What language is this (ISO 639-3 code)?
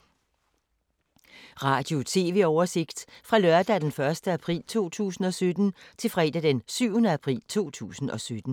dan